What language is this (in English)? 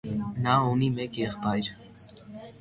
Armenian